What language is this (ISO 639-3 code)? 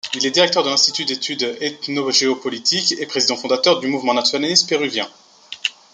fra